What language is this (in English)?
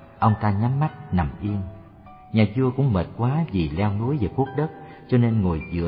Vietnamese